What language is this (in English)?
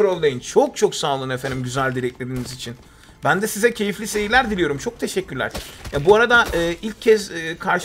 Turkish